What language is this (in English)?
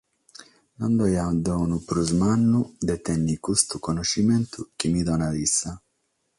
Sardinian